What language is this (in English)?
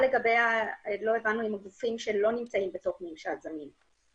Hebrew